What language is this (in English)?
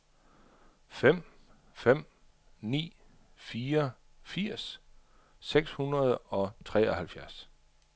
Danish